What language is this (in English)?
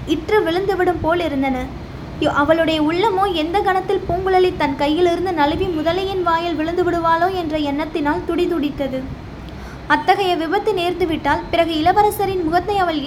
Tamil